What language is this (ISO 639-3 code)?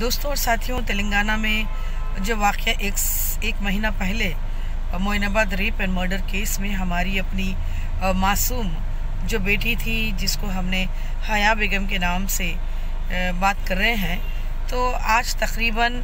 hin